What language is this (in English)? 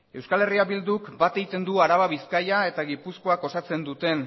Basque